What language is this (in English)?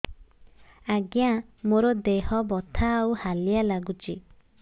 Odia